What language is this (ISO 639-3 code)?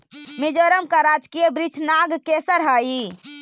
mag